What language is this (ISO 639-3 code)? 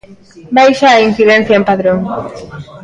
glg